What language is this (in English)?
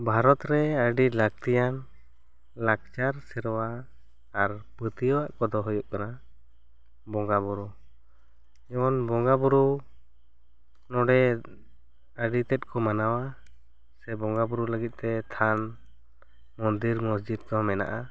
Santali